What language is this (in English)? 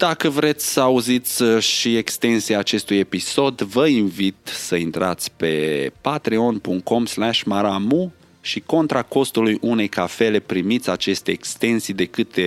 Romanian